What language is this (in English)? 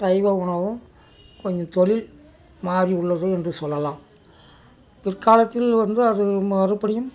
Tamil